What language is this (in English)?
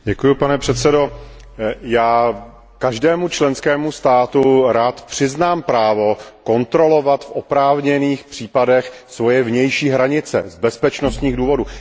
Czech